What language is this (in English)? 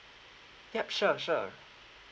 English